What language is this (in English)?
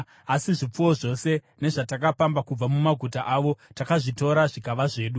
Shona